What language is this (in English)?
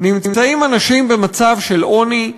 Hebrew